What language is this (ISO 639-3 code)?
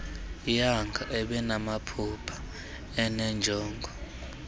xho